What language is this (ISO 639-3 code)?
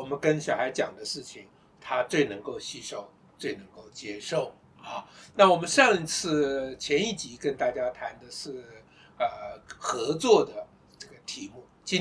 zho